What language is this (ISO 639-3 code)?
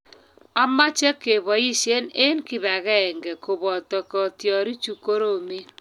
kln